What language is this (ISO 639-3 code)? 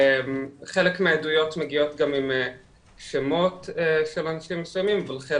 heb